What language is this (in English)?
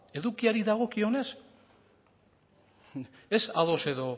Basque